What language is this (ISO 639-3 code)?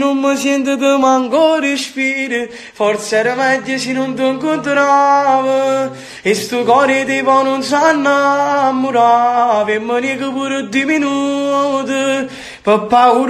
tur